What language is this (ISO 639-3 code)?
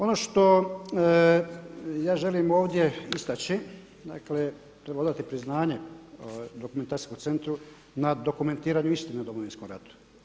hrv